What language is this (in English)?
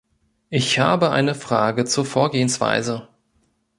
German